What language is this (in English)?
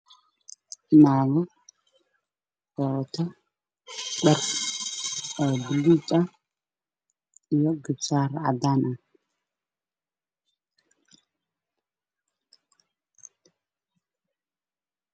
Somali